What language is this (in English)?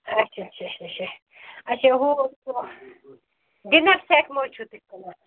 Kashmiri